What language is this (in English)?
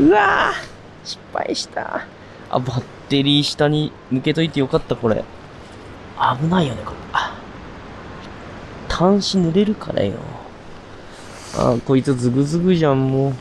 Japanese